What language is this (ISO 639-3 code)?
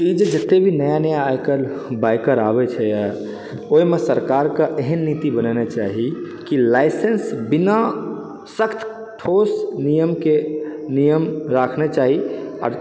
mai